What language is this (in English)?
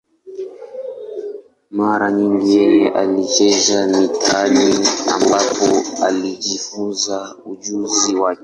Swahili